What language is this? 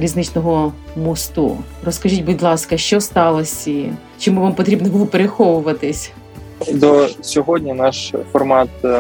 Ukrainian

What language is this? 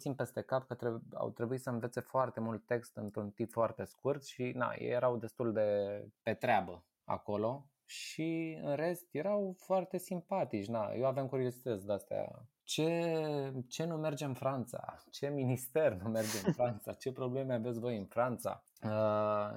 Romanian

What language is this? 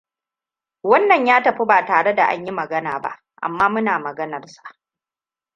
Hausa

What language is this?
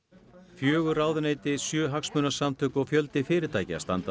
Icelandic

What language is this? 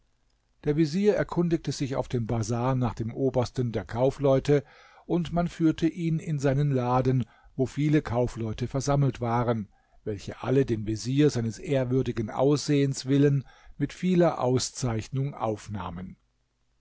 German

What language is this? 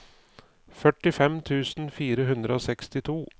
Norwegian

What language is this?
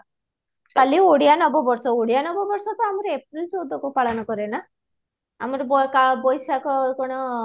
Odia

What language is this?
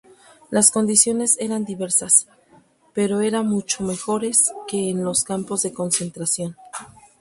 Spanish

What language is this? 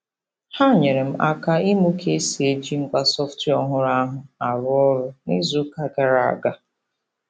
Igbo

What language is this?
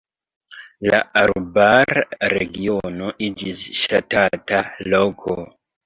Esperanto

